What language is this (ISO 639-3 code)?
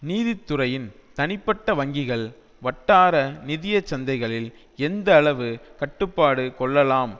tam